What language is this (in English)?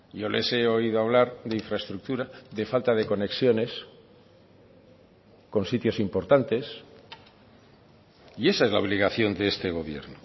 Spanish